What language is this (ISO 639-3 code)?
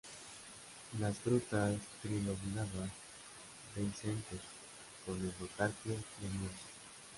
spa